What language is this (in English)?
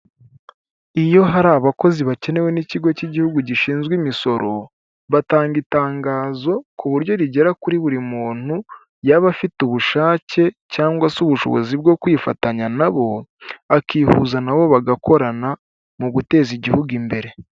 Kinyarwanda